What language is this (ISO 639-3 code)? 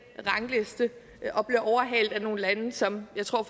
dan